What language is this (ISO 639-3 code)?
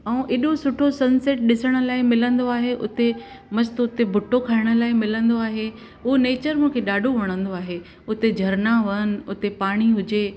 snd